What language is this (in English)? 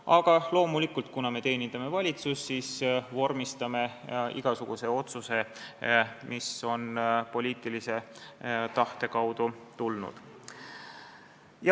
Estonian